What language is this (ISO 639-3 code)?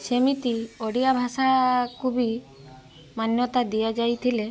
ori